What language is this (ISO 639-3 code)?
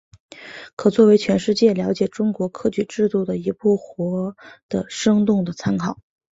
zho